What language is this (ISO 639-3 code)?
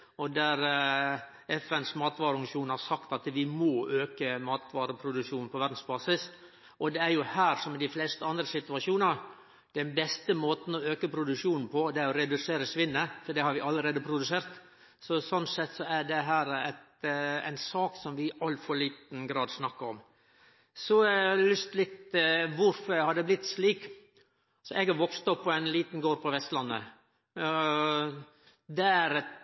nno